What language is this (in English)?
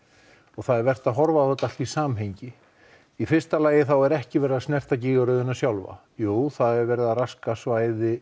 Icelandic